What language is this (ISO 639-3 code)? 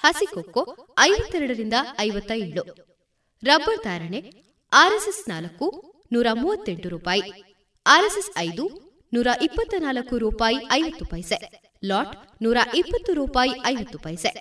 kan